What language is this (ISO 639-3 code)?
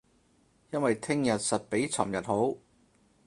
yue